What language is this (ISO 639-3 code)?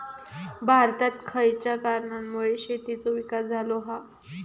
mar